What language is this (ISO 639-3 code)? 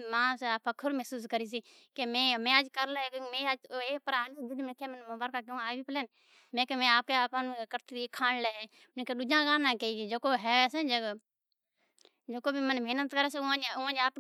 odk